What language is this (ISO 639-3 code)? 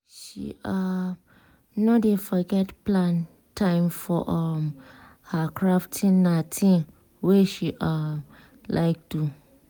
pcm